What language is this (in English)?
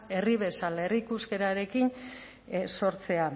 Basque